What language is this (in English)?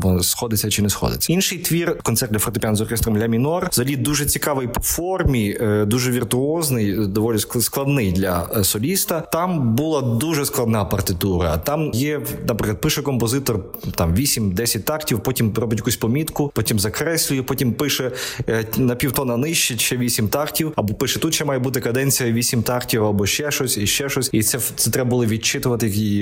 Ukrainian